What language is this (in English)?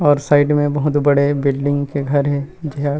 Chhattisgarhi